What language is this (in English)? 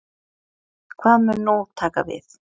Icelandic